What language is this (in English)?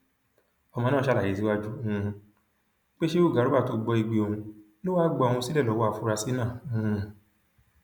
Yoruba